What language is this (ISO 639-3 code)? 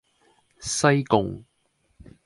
yue